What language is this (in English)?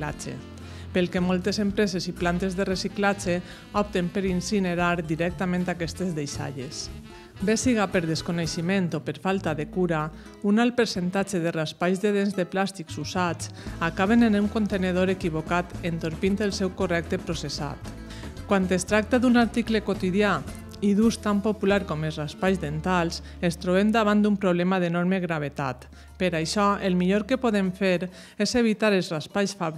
Spanish